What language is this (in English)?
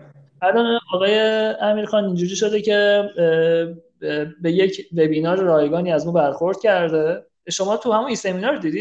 Persian